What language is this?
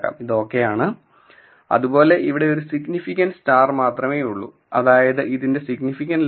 Malayalam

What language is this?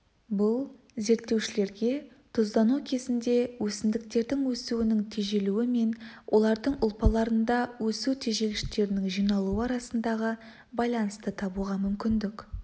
Kazakh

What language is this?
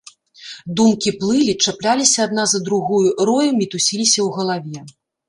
Belarusian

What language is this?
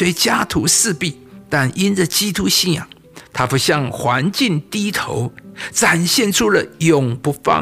Chinese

